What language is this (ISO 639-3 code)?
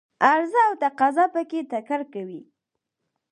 pus